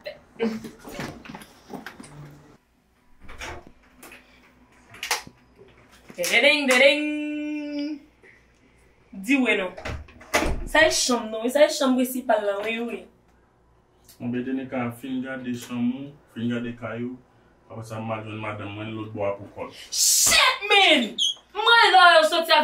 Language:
French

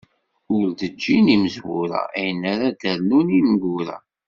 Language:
Kabyle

